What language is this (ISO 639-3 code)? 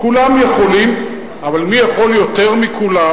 heb